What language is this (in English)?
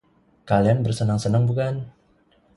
Indonesian